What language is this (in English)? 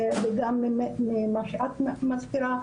Hebrew